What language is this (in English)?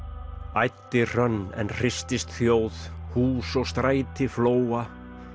Icelandic